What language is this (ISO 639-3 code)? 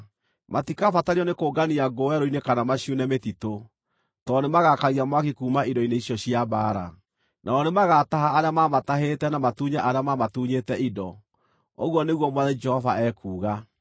kik